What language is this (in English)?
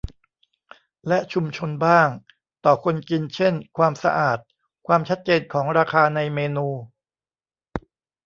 Thai